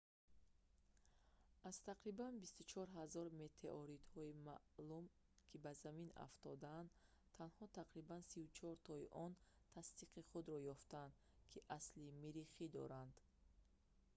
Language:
Tajik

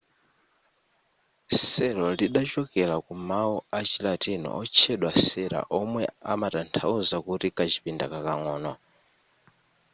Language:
Nyanja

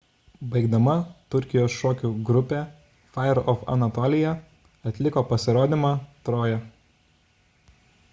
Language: Lithuanian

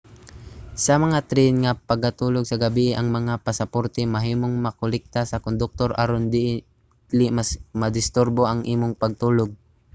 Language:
Cebuano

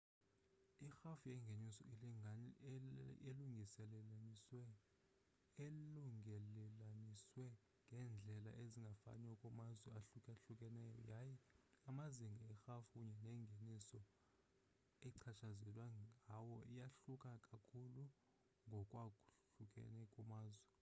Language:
Xhosa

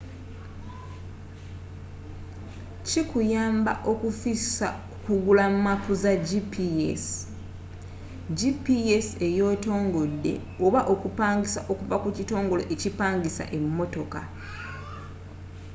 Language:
Ganda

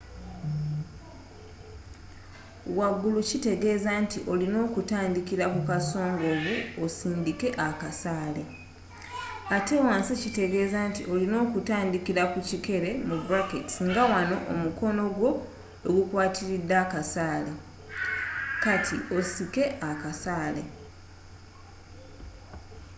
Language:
Ganda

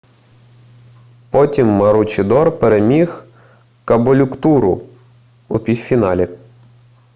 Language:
Ukrainian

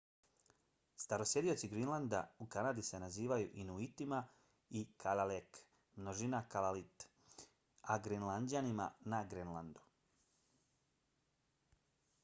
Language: Bosnian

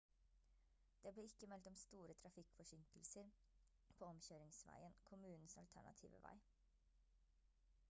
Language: Norwegian Bokmål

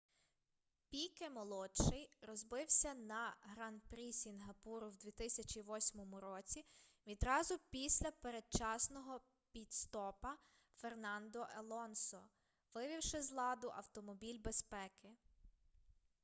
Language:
Ukrainian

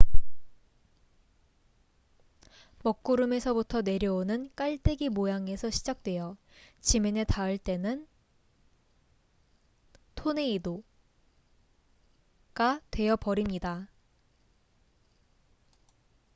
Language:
Korean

